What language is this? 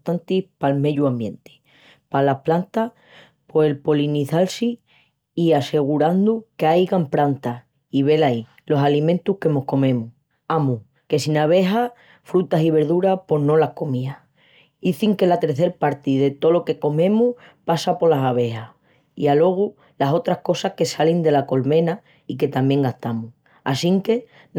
Extremaduran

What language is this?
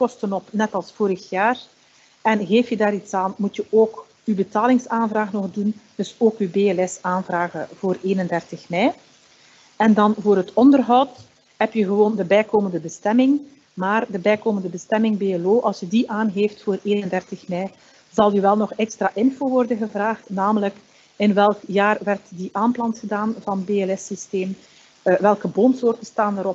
Dutch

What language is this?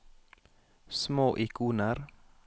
Norwegian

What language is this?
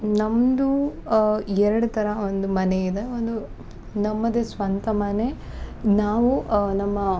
Kannada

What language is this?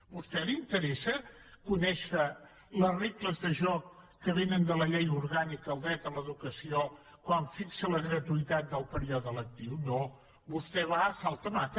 Catalan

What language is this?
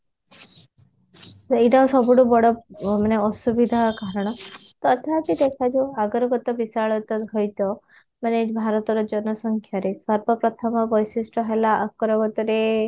Odia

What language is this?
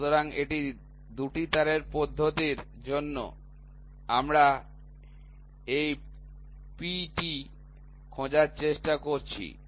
Bangla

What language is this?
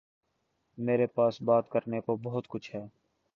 Urdu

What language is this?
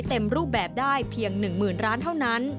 Thai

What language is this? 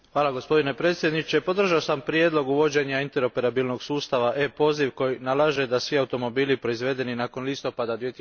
Croatian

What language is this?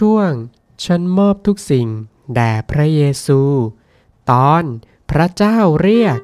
Thai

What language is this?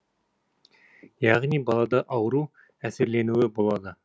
Kazakh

